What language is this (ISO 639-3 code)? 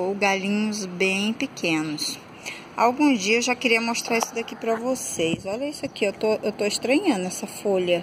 por